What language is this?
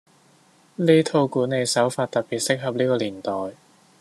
Cantonese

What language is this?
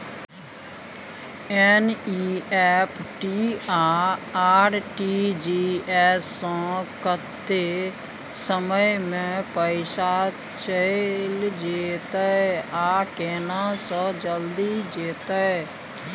Maithili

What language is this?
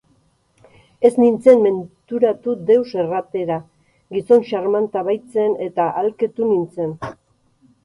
Basque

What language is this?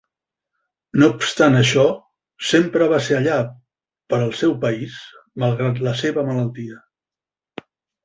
Catalan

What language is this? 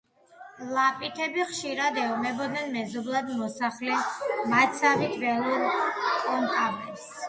Georgian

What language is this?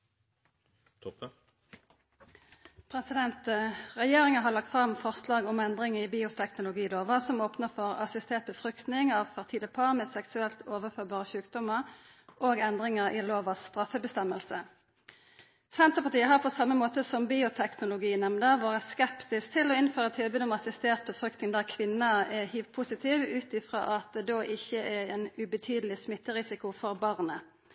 Norwegian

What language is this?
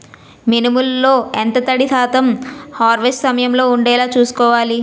Telugu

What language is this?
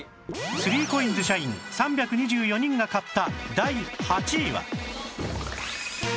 Japanese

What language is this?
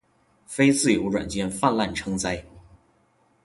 Chinese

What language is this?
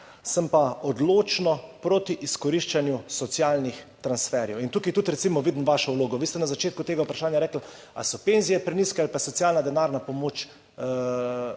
Slovenian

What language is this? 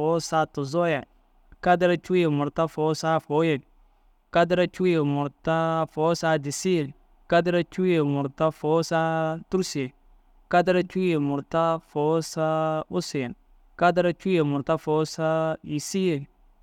Dazaga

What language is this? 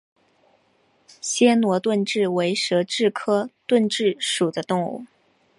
Chinese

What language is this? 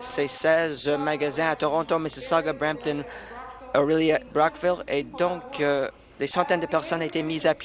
French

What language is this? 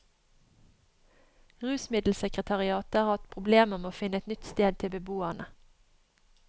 Norwegian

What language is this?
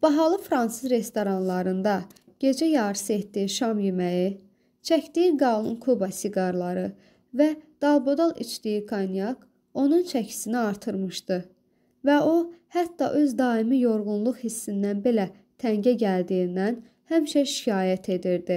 Turkish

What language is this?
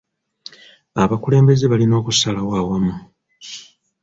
Ganda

